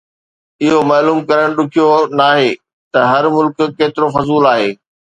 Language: Sindhi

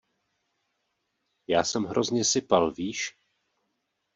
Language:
Czech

